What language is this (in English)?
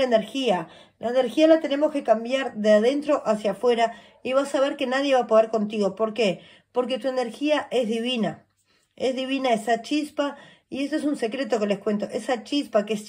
Spanish